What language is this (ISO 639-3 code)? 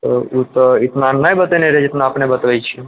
mai